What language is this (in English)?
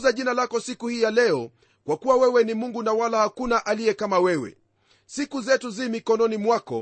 Swahili